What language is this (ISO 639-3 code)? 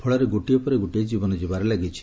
ori